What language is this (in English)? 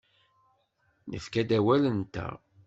Kabyle